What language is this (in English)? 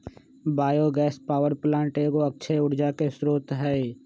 Magahi